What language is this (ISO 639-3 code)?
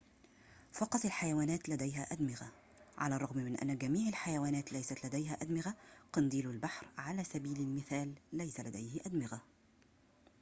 ara